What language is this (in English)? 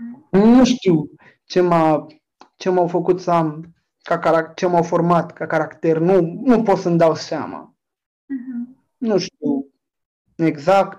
Romanian